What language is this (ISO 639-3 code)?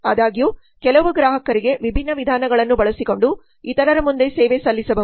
kan